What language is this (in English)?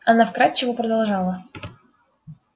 Russian